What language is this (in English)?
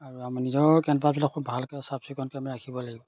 Assamese